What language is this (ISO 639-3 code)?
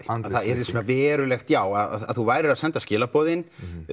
isl